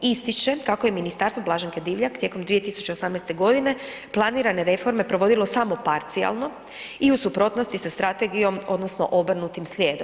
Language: Croatian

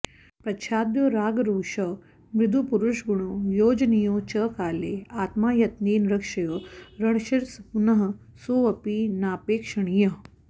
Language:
Sanskrit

